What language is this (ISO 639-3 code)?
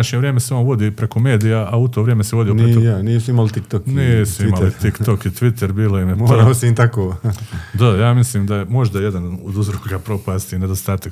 hrv